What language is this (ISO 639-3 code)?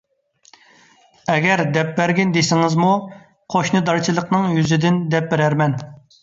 uig